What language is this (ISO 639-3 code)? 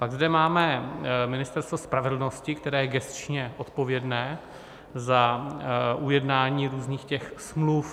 ces